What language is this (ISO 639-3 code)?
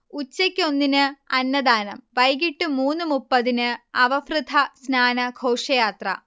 mal